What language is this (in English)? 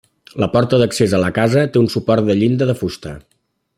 Catalan